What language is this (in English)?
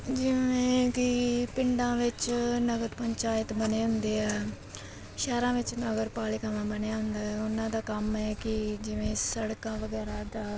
Punjabi